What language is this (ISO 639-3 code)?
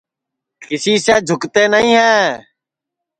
ssi